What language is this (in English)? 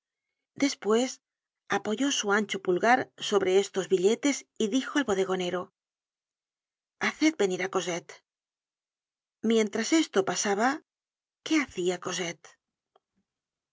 Spanish